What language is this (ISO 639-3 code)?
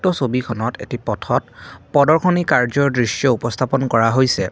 asm